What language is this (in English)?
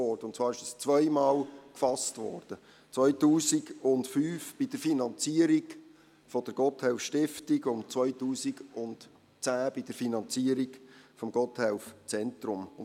Swiss German